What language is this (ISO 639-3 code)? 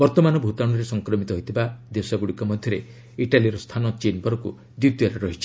ori